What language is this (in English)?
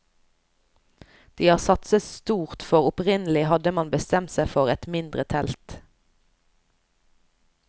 Norwegian